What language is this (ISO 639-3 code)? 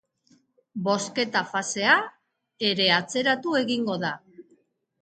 eus